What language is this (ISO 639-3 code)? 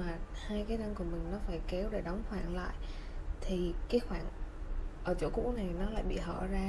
vie